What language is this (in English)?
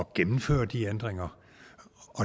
Danish